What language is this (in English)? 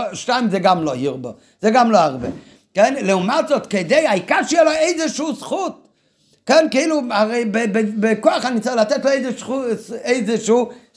Hebrew